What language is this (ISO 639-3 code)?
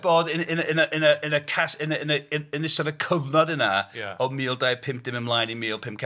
cym